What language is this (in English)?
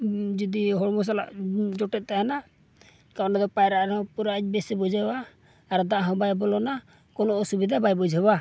Santali